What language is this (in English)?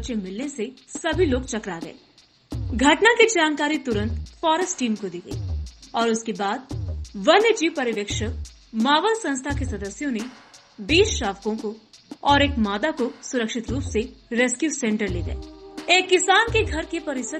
Hindi